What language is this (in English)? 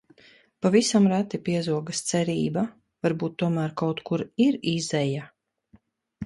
Latvian